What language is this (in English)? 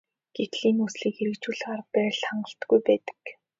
Mongolian